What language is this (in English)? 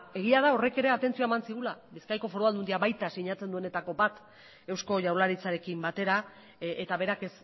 Basque